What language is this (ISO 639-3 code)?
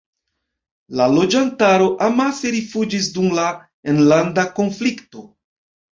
epo